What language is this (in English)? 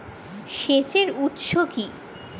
Bangla